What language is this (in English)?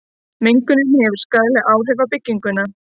Icelandic